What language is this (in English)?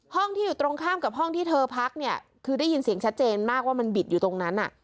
Thai